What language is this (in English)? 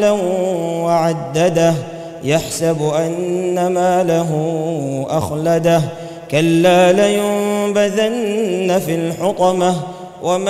Arabic